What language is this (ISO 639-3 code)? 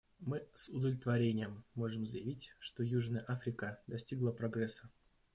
rus